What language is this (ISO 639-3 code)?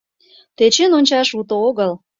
chm